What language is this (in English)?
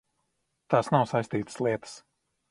Latvian